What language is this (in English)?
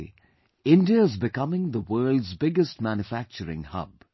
English